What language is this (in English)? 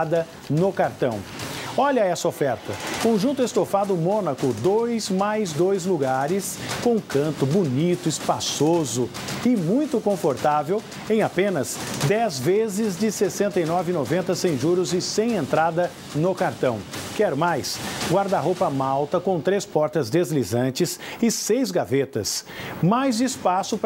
Portuguese